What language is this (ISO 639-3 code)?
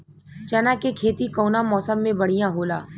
bho